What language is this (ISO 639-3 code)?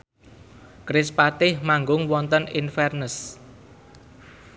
jav